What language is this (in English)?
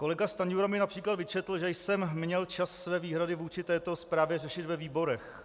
Czech